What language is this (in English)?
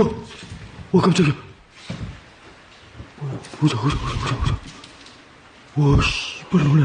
Korean